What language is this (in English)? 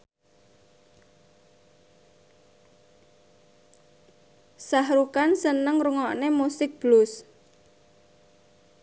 Javanese